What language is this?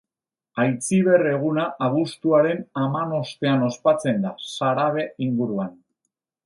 Basque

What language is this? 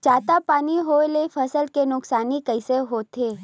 Chhattisgarhi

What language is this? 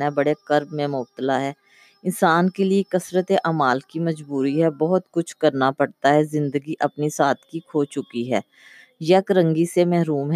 Urdu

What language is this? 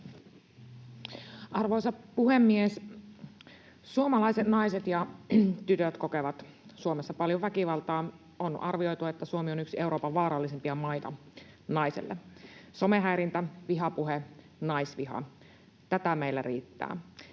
Finnish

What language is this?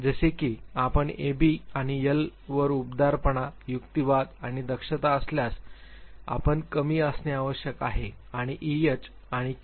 Marathi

